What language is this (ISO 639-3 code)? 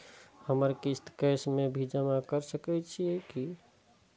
mai